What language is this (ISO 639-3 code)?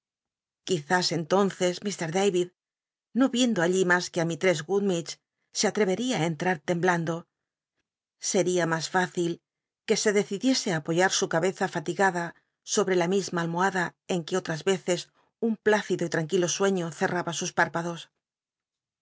spa